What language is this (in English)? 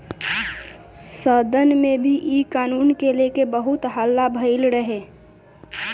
Bhojpuri